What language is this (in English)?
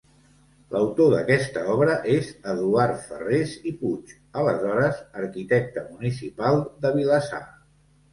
Catalan